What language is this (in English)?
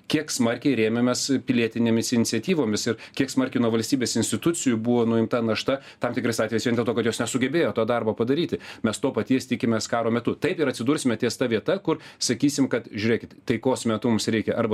Lithuanian